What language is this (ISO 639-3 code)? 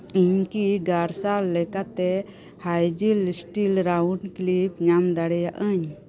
sat